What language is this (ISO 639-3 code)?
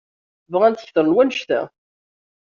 kab